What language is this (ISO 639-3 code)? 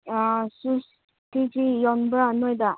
mni